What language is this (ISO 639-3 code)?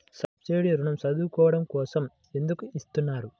tel